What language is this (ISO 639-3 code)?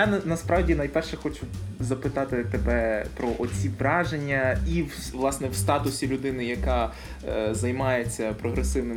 ukr